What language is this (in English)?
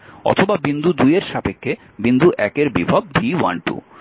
Bangla